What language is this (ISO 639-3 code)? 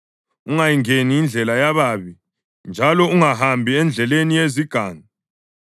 nde